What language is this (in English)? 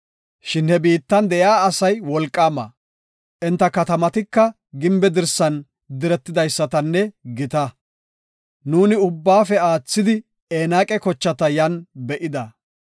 Gofa